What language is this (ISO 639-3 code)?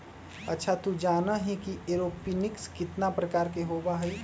mag